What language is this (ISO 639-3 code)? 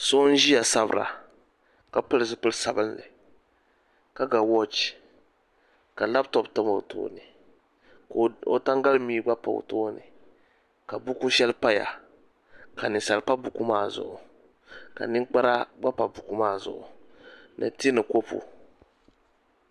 dag